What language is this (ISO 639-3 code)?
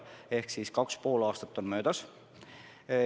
est